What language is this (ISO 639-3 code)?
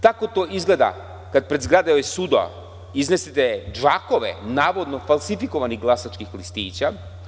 srp